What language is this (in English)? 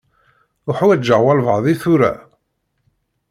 Kabyle